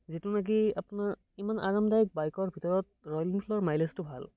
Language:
Assamese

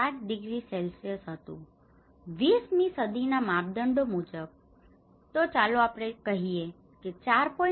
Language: Gujarati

